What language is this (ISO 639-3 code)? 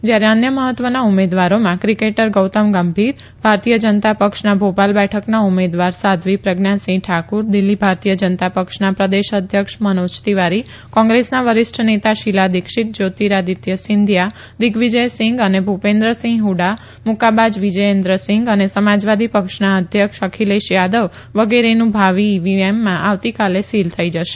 guj